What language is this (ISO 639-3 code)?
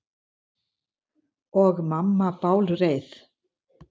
isl